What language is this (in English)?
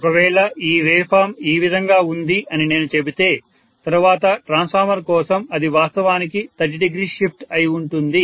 Telugu